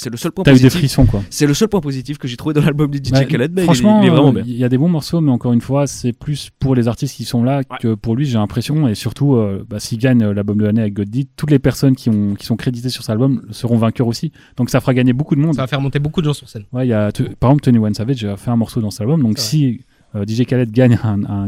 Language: French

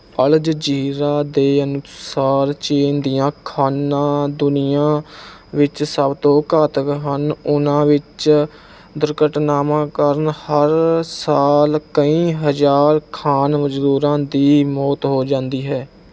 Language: Punjabi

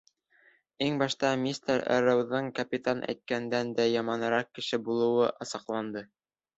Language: Bashkir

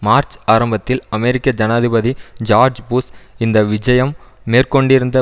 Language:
Tamil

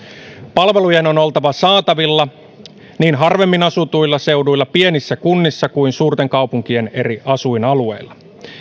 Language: Finnish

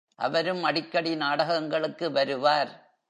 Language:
Tamil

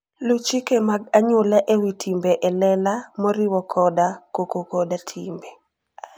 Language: Luo (Kenya and Tanzania)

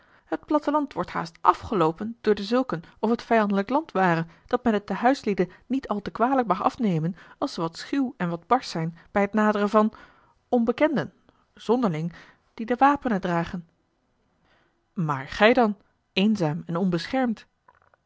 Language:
Dutch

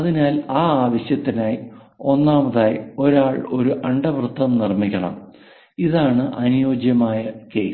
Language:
Malayalam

